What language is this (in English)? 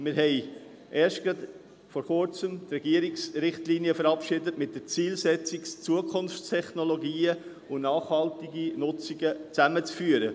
Swiss German